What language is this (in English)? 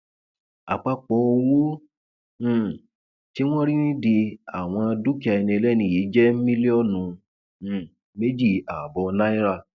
Yoruba